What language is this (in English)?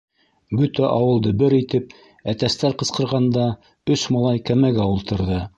Bashkir